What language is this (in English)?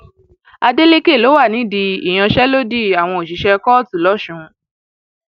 Yoruba